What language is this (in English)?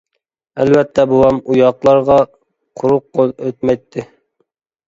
Uyghur